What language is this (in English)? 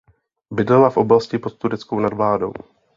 Czech